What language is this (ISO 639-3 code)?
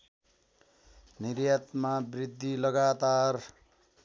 nep